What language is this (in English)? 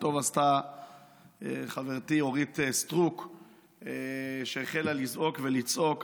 Hebrew